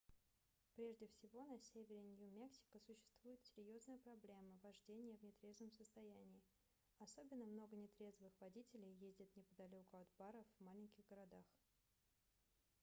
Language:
Russian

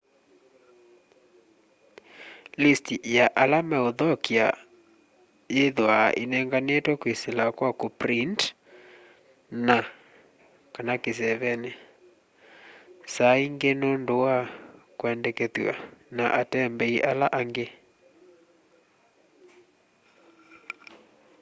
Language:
Kamba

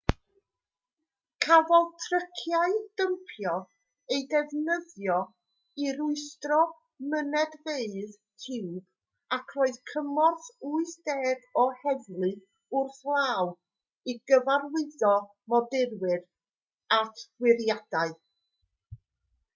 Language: Welsh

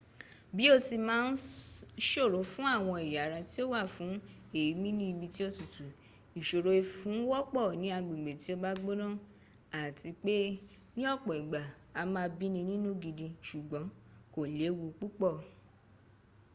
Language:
Yoruba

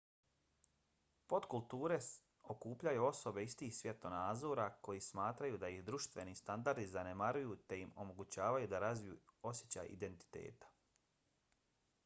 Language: Bosnian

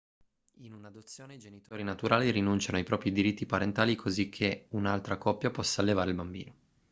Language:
Italian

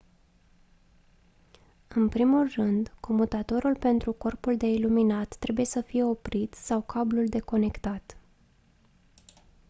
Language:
Romanian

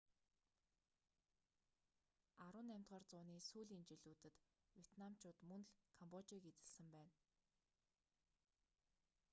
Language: Mongolian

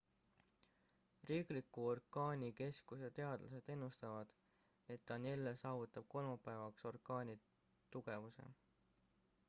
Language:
Estonian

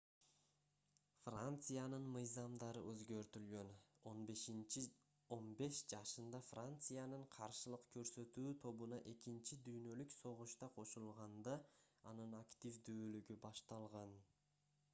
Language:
Kyrgyz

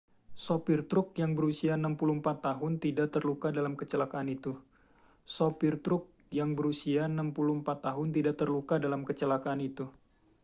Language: Indonesian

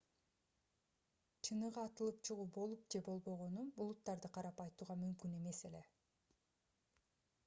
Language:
Kyrgyz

